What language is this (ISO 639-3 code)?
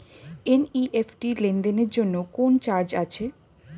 ben